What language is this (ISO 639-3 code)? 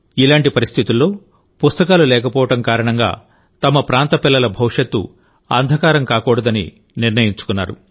tel